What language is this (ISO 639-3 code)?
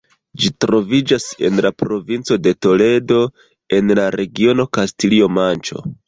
epo